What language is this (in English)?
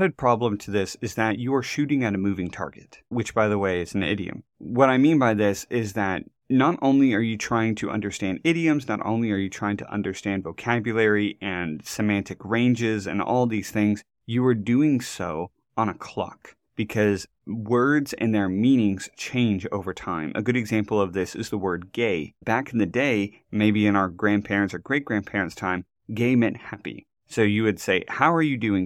English